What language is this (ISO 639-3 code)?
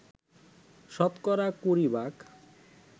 ben